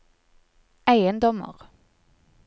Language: Norwegian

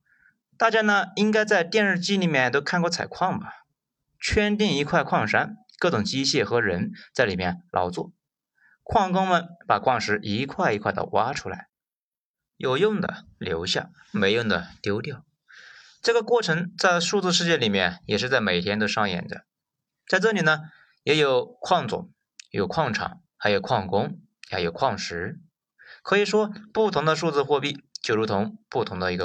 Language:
Chinese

